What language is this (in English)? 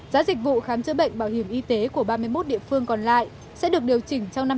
Vietnamese